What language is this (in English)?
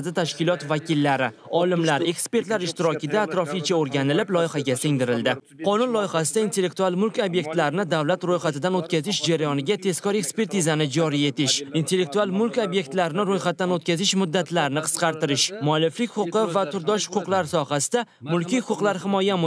Persian